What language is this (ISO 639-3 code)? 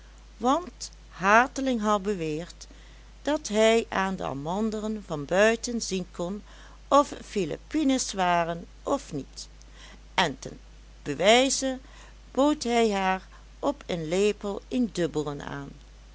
nld